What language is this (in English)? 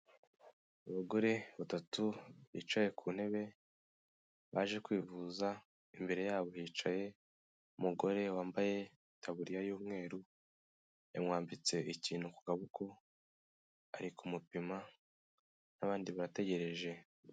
Kinyarwanda